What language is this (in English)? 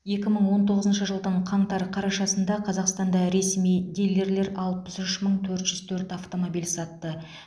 Kazakh